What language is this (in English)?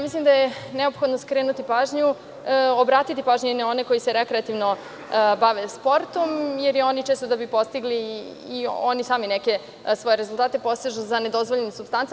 Serbian